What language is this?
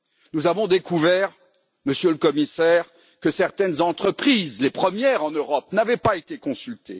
French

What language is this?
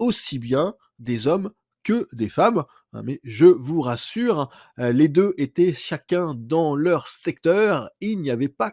French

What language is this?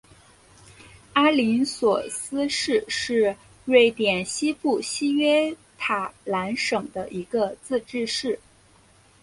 Chinese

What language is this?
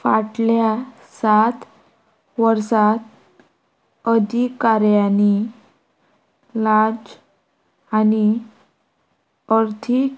Konkani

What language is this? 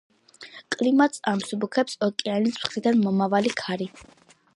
Georgian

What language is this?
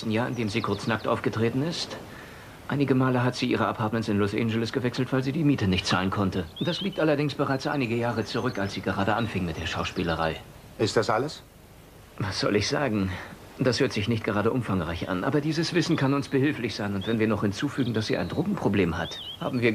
German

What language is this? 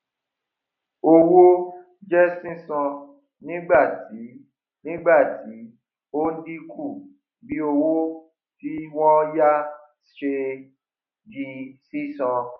Yoruba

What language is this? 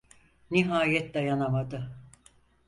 Turkish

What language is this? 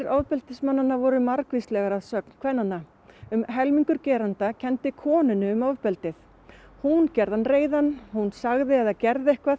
Icelandic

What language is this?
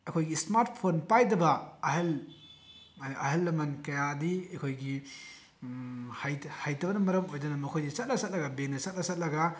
Manipuri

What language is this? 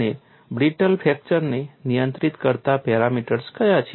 Gujarati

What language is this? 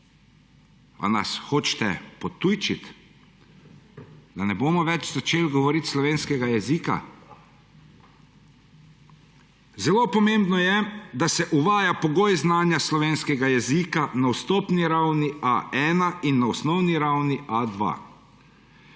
Slovenian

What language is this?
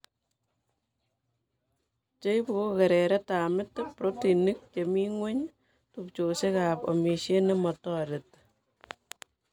Kalenjin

